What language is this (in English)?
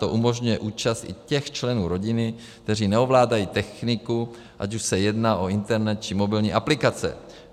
Czech